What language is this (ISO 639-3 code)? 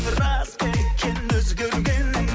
kaz